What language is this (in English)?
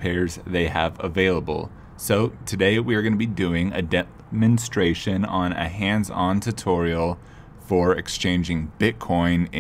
English